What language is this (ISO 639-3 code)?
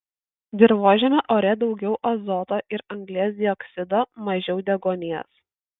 lit